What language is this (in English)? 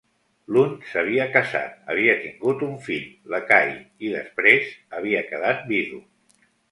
Catalan